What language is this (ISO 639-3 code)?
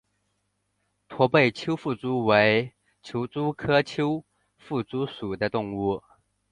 zho